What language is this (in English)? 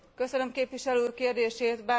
Hungarian